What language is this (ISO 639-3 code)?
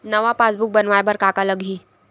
hne